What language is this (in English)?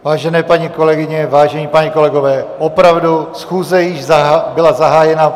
Czech